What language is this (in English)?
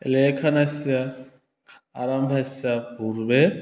Sanskrit